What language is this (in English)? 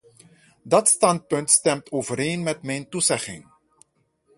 Dutch